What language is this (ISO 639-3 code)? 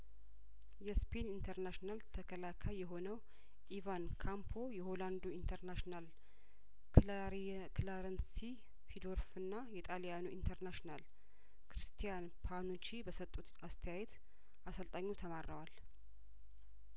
amh